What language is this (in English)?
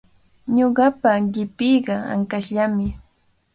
Cajatambo North Lima Quechua